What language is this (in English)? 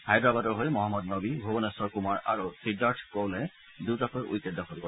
Assamese